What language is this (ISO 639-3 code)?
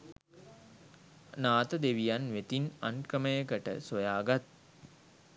sin